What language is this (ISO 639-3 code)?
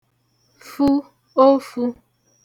ibo